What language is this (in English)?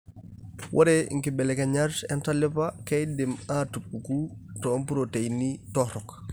Masai